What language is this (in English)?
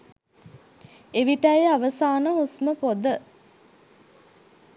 Sinhala